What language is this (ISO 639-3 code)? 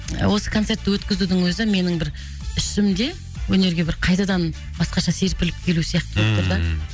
kaz